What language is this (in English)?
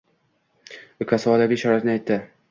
Uzbek